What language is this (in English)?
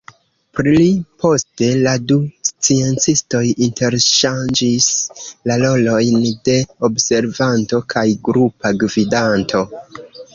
Esperanto